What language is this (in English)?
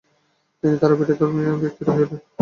Bangla